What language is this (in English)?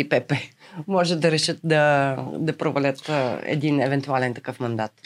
Bulgarian